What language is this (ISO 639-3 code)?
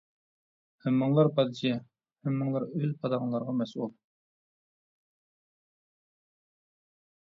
uig